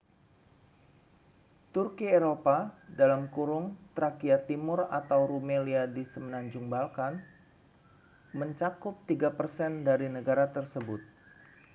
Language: Indonesian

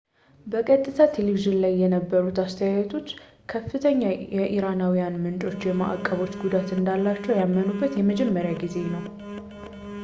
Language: Amharic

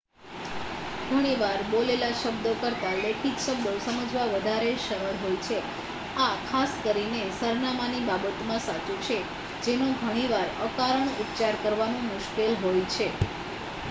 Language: Gujarati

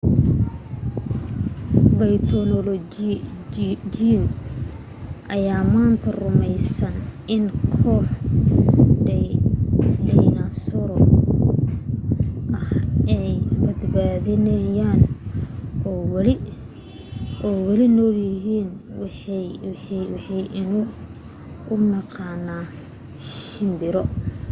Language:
Somali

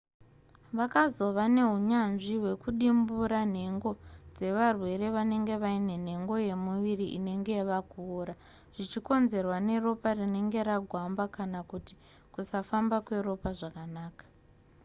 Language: Shona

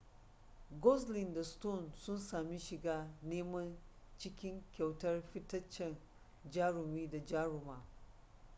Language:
Hausa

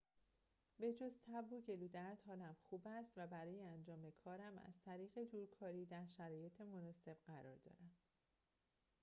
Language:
Persian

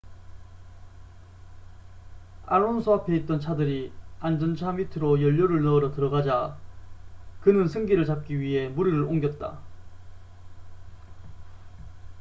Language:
Korean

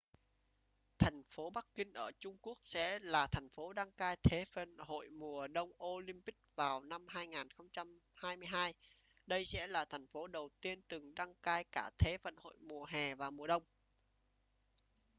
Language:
Vietnamese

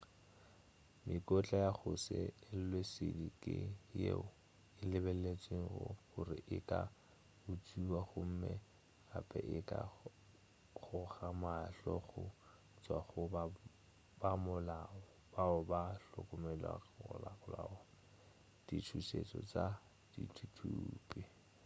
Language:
Northern Sotho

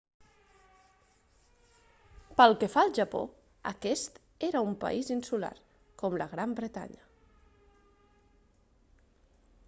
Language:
Catalan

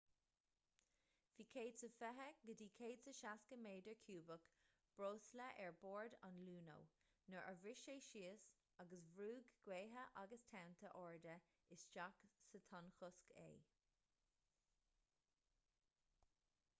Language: Irish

